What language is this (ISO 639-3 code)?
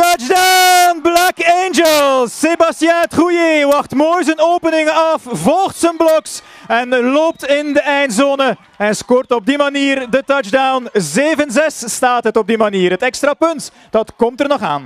nld